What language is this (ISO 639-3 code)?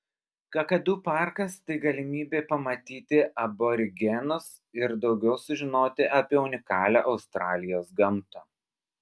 lit